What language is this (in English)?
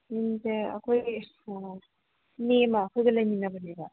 Manipuri